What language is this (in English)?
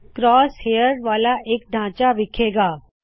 Punjabi